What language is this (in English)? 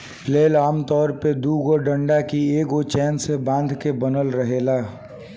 Bhojpuri